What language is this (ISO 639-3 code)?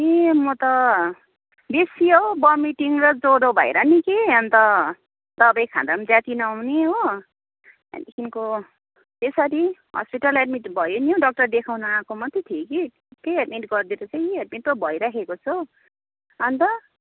nep